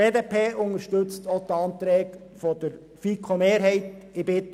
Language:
Swiss German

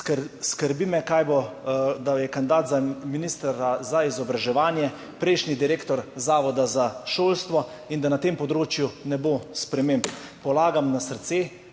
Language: Slovenian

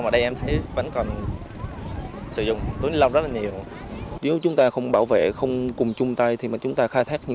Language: Vietnamese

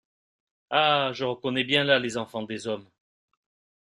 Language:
French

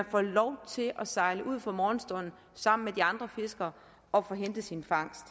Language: Danish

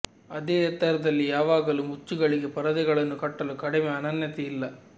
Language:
Kannada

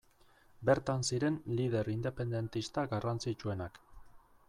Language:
Basque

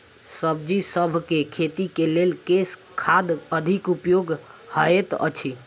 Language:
Maithili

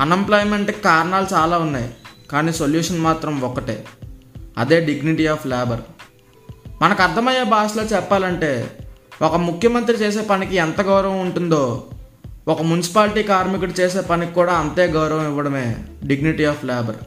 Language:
Telugu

